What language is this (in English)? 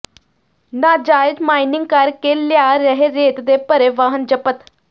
Punjabi